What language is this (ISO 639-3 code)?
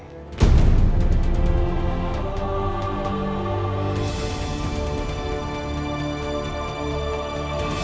ind